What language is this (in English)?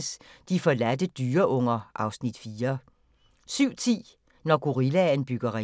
Danish